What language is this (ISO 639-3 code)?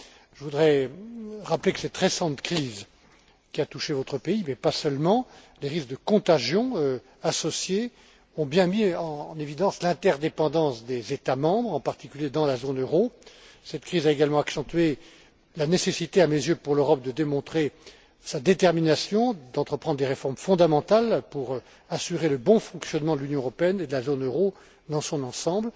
fra